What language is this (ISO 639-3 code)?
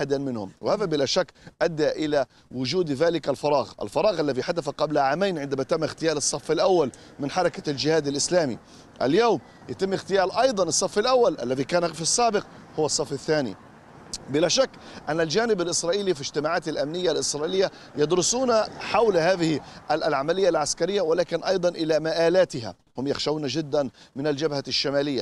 ara